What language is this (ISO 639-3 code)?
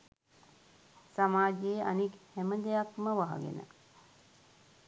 sin